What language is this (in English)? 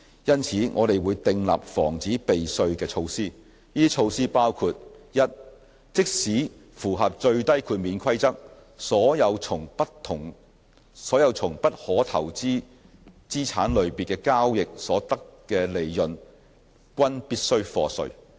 Cantonese